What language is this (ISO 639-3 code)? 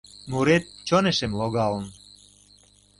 chm